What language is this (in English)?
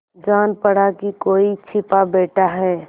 Hindi